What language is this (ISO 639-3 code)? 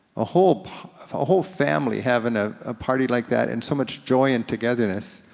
eng